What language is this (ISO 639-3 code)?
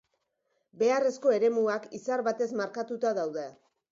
eus